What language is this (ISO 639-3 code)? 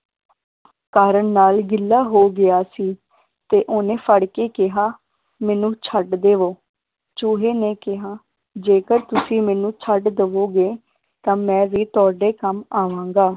pan